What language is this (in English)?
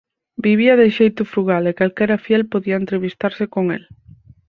Galician